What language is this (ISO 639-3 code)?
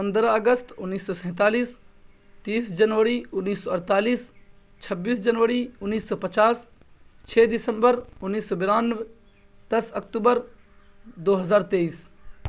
urd